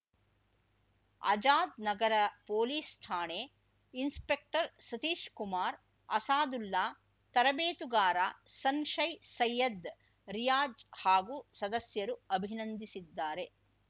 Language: Kannada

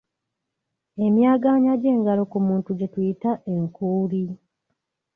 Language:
Ganda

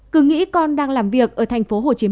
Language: Vietnamese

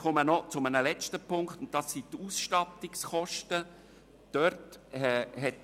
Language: Swiss German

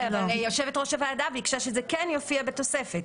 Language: Hebrew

